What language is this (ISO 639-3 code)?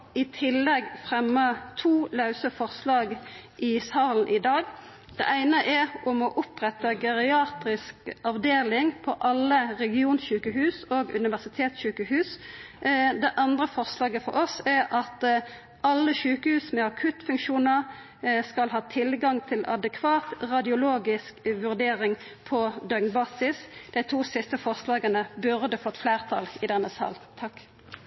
nno